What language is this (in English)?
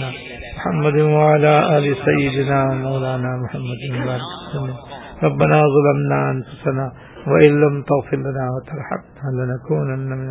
Urdu